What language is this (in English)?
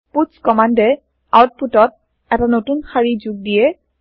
Assamese